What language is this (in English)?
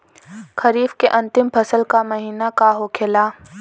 Bhojpuri